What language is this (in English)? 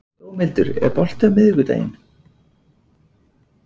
Icelandic